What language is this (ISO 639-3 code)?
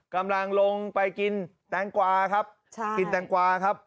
tha